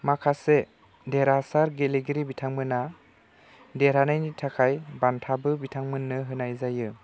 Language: Bodo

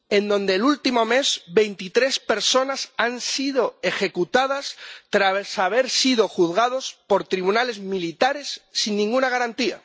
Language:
Spanish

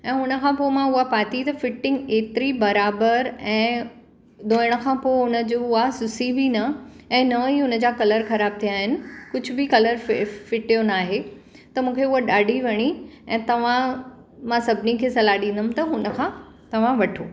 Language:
Sindhi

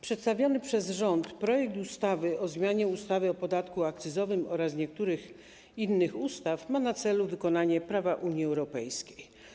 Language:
Polish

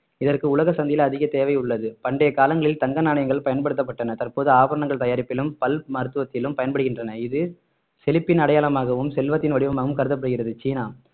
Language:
Tamil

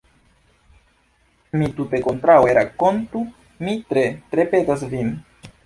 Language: Esperanto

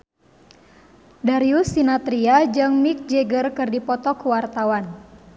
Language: Sundanese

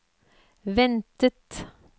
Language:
Norwegian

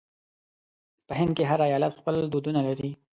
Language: Pashto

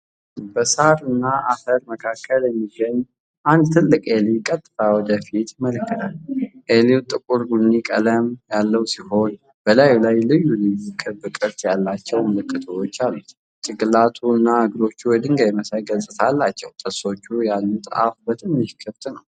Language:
Amharic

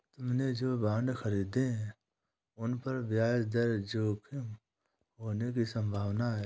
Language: Hindi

